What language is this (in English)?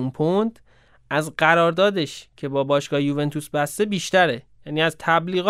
Persian